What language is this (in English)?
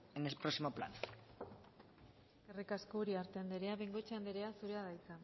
Basque